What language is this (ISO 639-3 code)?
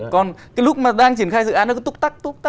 vie